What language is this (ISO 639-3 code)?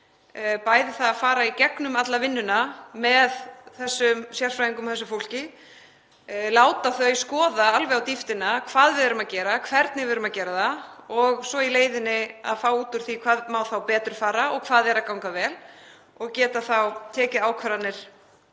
isl